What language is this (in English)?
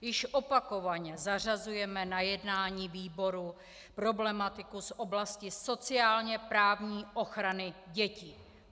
Czech